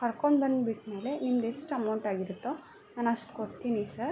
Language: Kannada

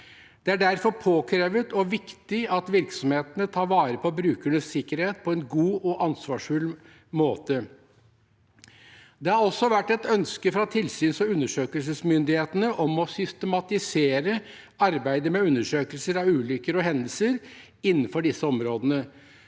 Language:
Norwegian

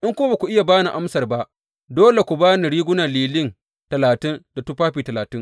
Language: Hausa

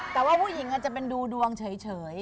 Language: Thai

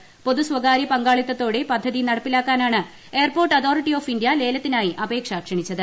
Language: Malayalam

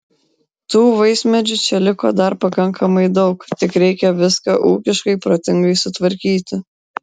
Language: Lithuanian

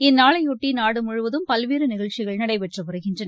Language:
Tamil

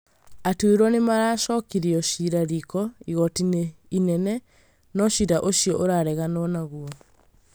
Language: Kikuyu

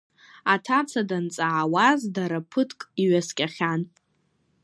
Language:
Abkhazian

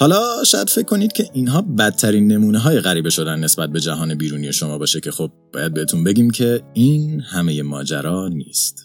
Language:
Persian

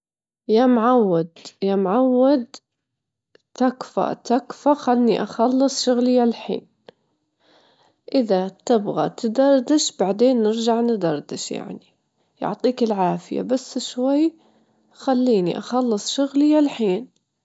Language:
Gulf Arabic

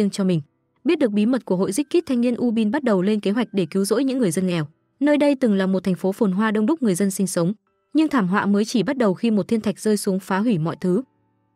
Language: Vietnamese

